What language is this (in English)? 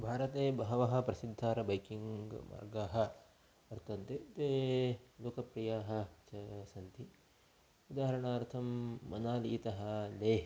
Sanskrit